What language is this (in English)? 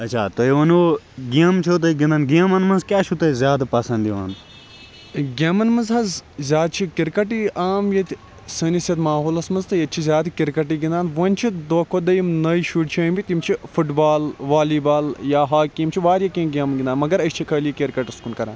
Kashmiri